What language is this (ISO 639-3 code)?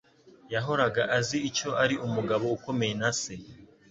kin